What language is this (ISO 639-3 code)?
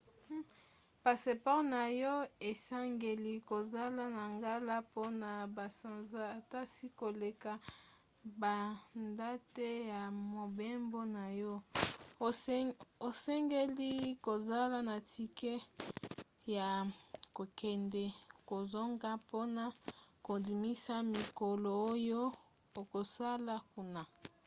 lin